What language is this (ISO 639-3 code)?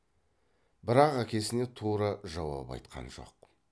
kaz